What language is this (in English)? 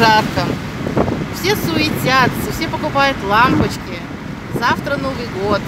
Russian